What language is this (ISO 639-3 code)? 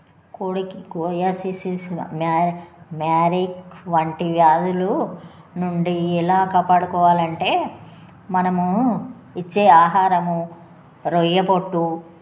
tel